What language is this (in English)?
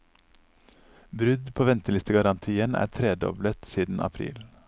Norwegian